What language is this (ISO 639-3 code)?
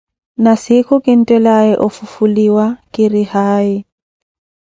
eko